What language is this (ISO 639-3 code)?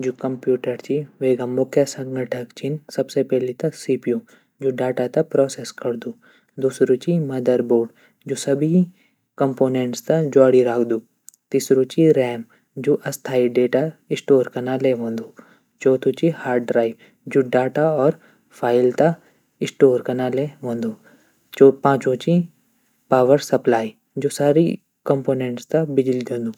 gbm